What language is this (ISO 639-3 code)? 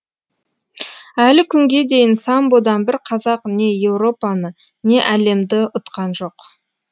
kaz